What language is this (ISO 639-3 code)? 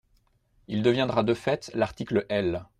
fra